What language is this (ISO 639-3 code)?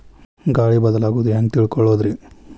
kan